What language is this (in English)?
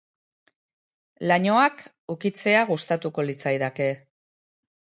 Basque